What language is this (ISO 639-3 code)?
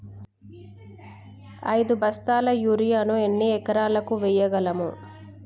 tel